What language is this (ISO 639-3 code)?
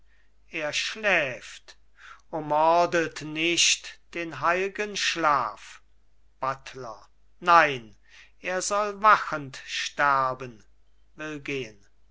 deu